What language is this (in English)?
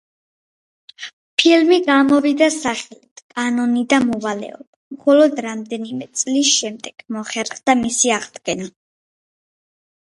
Georgian